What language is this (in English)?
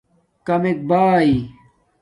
Domaaki